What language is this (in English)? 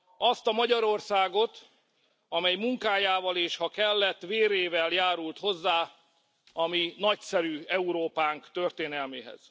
Hungarian